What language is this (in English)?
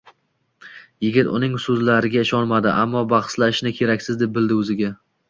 Uzbek